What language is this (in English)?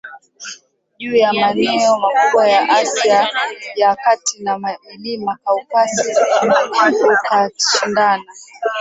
Swahili